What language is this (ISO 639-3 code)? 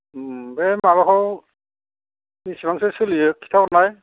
brx